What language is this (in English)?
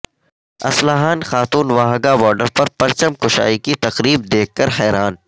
Urdu